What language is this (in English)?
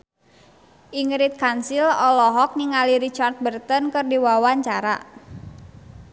Sundanese